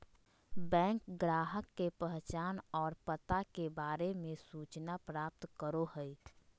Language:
Magahi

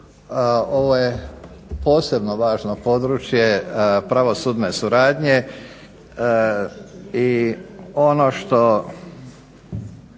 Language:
Croatian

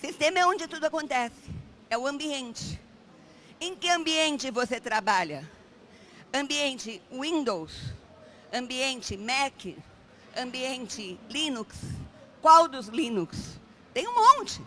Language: Portuguese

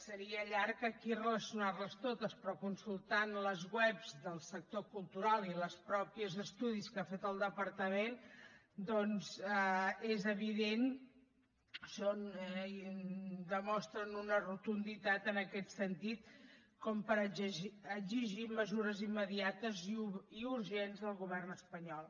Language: Catalan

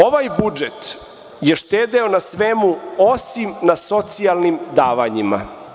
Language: Serbian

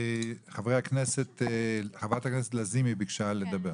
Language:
Hebrew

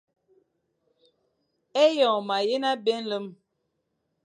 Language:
Fang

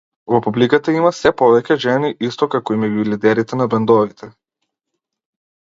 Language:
Macedonian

